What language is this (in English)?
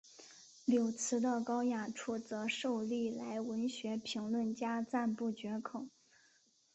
Chinese